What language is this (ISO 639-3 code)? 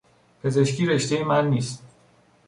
fas